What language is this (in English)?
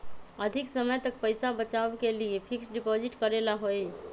Magahi